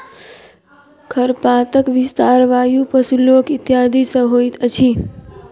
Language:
Maithili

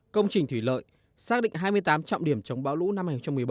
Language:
Vietnamese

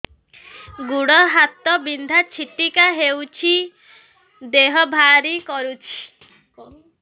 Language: Odia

